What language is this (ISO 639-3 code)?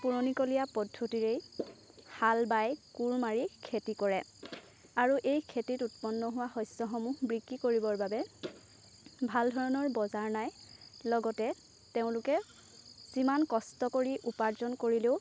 asm